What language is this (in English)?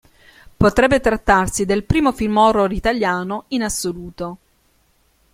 Italian